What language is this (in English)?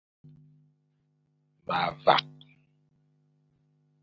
Fang